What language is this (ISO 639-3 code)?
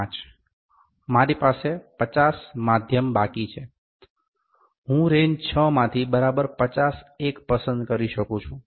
guj